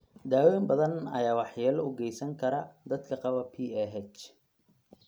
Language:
Somali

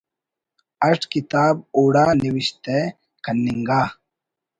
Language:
Brahui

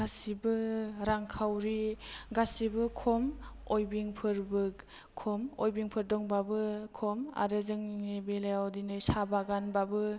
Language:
Bodo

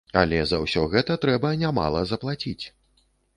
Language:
Belarusian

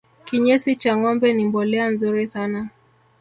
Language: Swahili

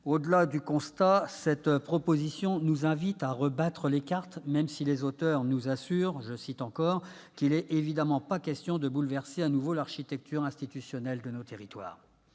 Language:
French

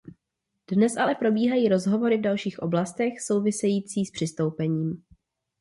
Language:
Czech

